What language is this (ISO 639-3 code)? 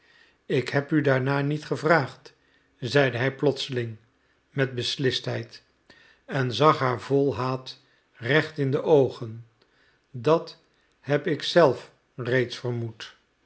nld